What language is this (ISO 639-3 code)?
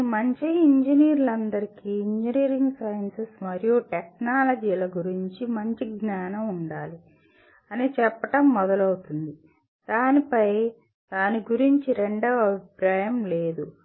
tel